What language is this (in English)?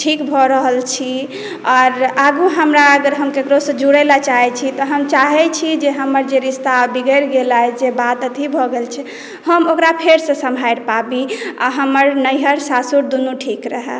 Maithili